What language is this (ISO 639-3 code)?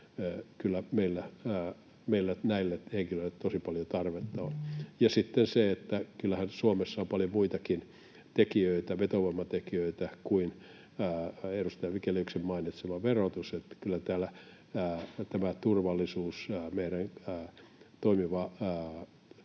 fin